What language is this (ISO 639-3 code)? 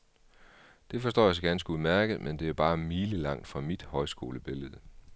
dan